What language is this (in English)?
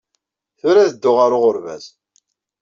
Kabyle